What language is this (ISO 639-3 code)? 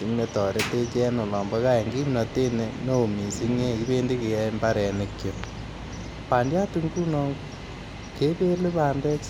kln